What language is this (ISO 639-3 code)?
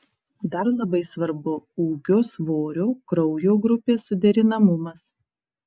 lit